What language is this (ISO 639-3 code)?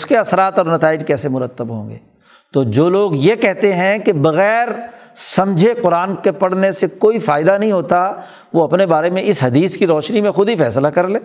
urd